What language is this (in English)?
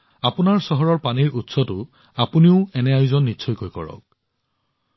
Assamese